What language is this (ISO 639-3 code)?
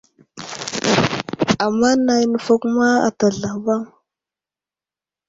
udl